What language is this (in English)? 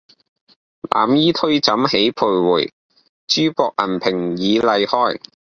Cantonese